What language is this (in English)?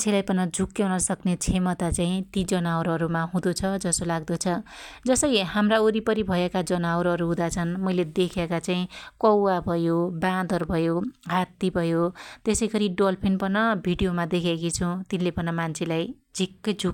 Dotyali